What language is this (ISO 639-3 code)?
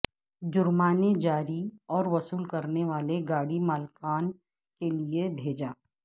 urd